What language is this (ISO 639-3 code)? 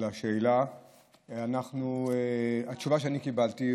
heb